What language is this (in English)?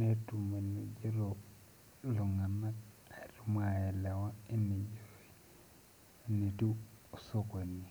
Masai